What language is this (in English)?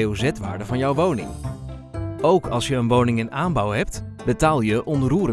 Dutch